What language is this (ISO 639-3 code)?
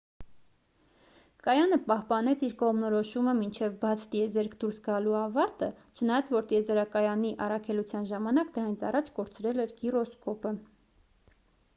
hye